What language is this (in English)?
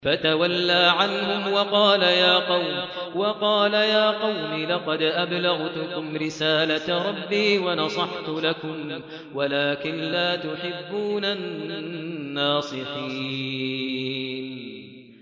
Arabic